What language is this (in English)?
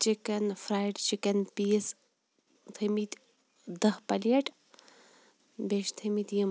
Kashmiri